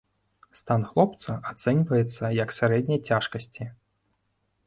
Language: Belarusian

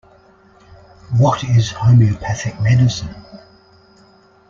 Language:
English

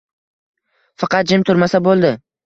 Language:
Uzbek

